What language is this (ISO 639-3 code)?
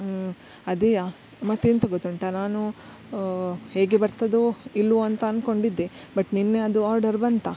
kan